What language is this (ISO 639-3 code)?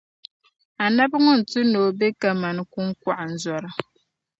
dag